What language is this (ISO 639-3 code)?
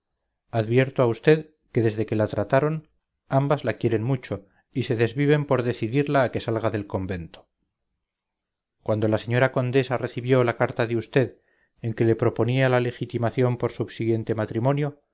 spa